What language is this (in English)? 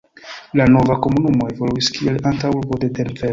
Esperanto